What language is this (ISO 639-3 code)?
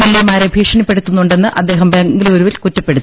mal